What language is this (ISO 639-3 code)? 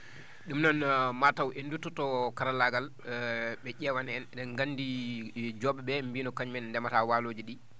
ful